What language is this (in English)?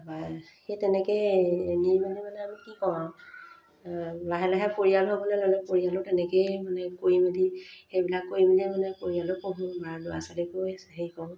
Assamese